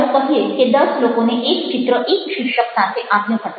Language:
Gujarati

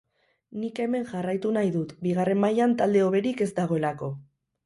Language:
Basque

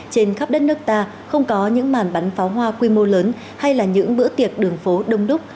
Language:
Vietnamese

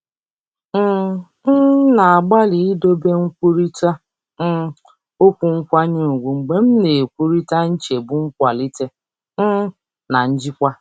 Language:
Igbo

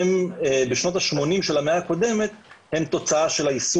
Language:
Hebrew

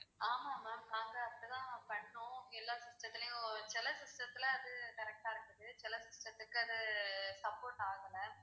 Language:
Tamil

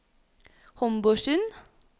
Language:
Norwegian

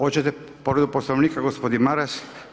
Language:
Croatian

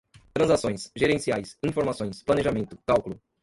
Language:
Portuguese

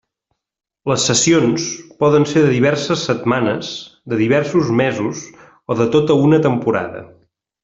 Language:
Catalan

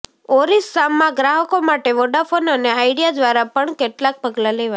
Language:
Gujarati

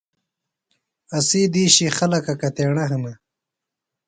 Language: Phalura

